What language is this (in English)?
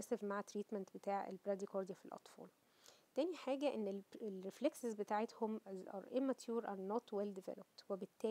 Arabic